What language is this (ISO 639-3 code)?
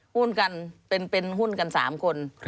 tha